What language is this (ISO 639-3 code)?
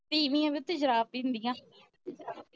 pan